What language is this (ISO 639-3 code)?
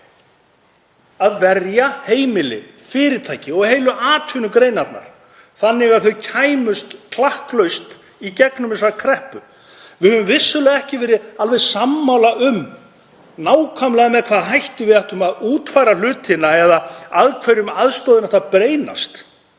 isl